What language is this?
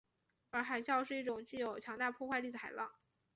Chinese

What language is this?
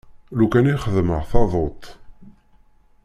Kabyle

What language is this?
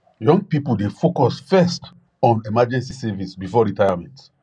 Nigerian Pidgin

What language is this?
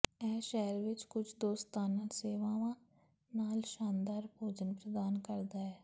Punjabi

